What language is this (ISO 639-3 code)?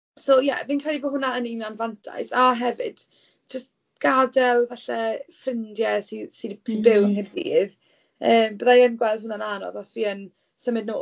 cym